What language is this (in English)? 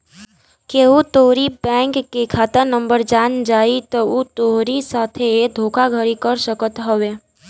Bhojpuri